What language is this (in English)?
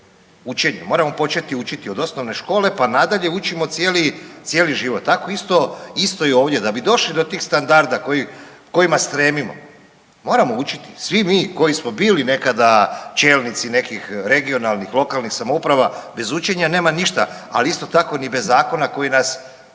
Croatian